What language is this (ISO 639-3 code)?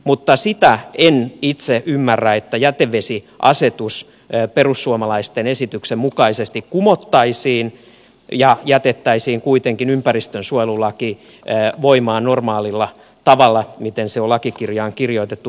fin